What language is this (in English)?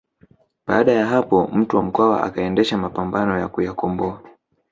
Swahili